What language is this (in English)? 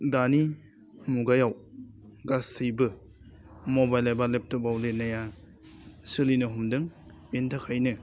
Bodo